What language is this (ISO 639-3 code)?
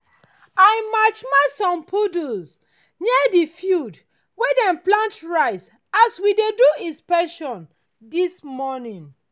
pcm